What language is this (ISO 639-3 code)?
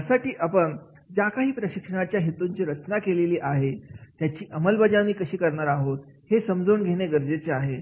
mar